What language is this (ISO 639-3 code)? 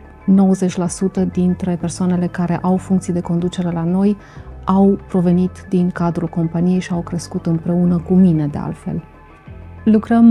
ron